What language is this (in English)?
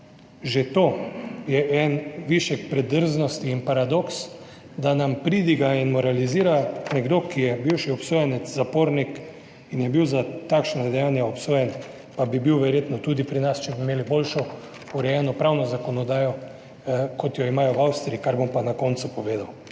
Slovenian